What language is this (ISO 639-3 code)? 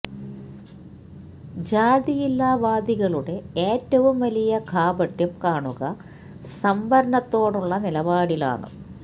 mal